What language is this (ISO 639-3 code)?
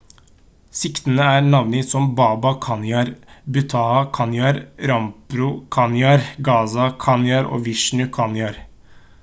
nob